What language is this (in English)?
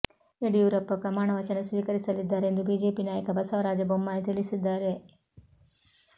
Kannada